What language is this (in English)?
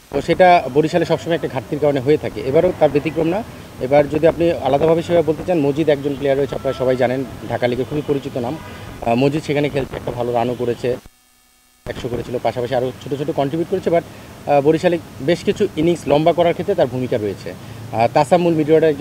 Bangla